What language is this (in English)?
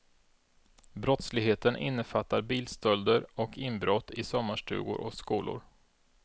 Swedish